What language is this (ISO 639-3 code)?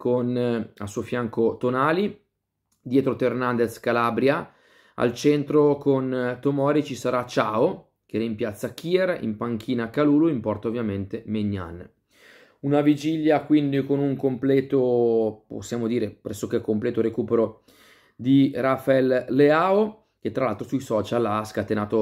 ita